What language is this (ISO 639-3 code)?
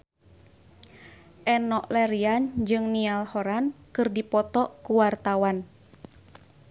sun